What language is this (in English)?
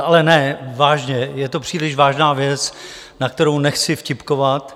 Czech